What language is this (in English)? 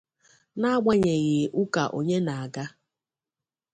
Igbo